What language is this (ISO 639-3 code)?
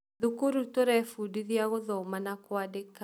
kik